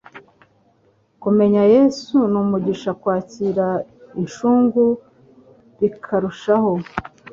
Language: Kinyarwanda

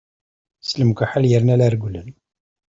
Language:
Kabyle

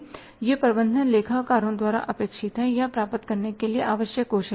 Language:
Hindi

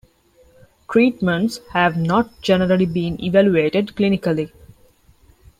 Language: English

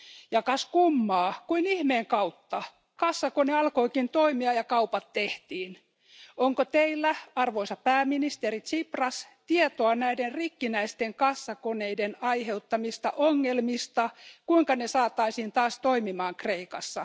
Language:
Finnish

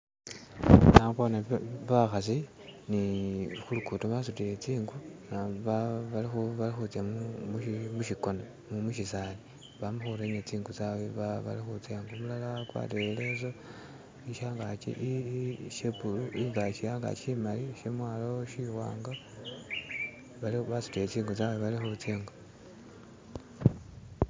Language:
Masaaba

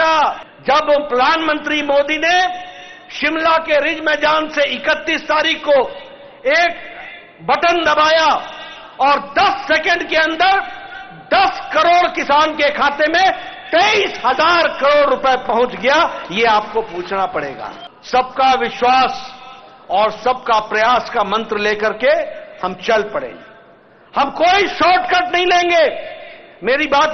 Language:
Hindi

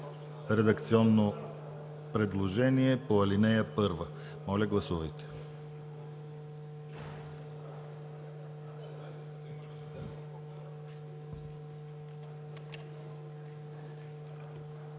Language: Bulgarian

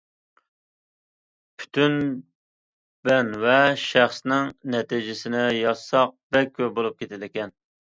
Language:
Uyghur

